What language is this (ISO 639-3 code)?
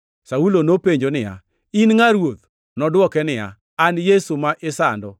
luo